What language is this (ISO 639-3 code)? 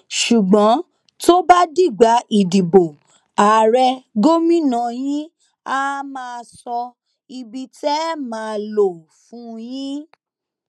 yor